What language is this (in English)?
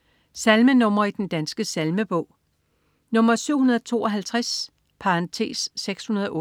Danish